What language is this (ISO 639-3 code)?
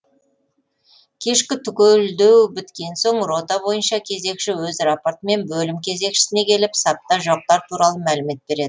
kaz